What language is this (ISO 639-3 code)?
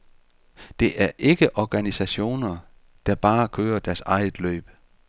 dan